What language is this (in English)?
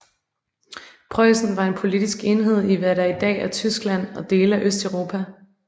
Danish